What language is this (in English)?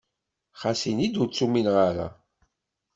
Kabyle